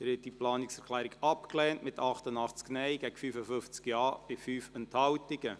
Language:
Swiss German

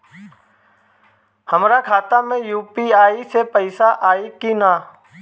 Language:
Bhojpuri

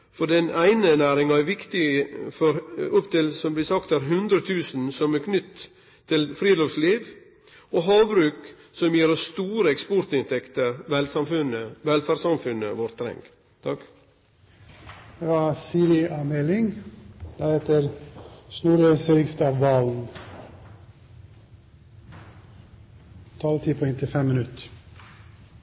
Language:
Norwegian Nynorsk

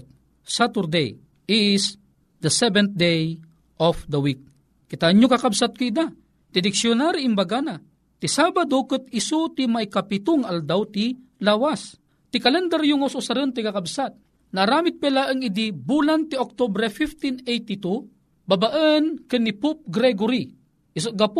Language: Filipino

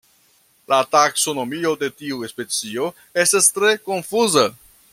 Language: Esperanto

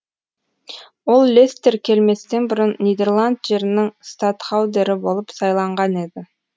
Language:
Kazakh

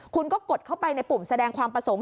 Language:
Thai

